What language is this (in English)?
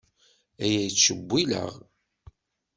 Kabyle